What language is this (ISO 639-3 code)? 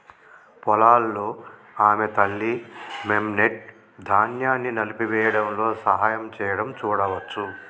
tel